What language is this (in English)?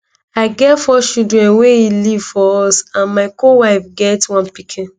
Nigerian Pidgin